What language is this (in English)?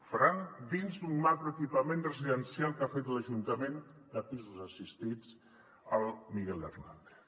Catalan